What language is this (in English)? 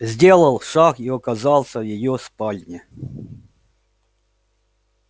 Russian